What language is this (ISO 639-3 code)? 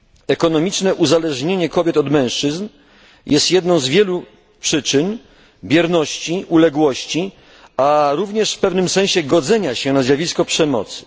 pol